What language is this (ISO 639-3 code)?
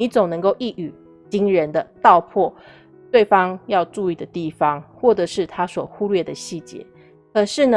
zho